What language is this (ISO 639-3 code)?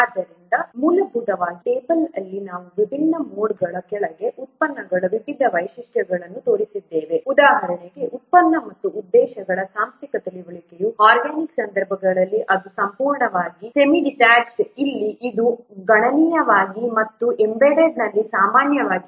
kan